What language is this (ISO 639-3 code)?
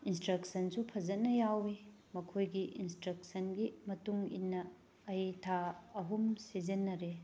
mni